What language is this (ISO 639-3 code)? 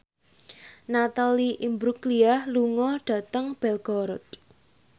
jav